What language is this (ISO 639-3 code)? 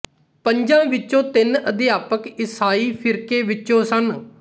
pan